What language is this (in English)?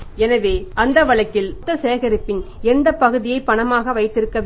Tamil